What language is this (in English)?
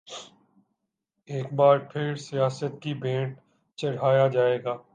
Urdu